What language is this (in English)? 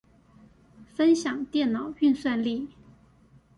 Chinese